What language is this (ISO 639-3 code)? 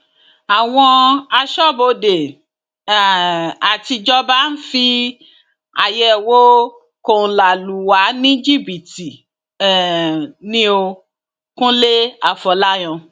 yor